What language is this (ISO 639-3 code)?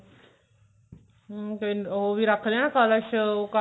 pan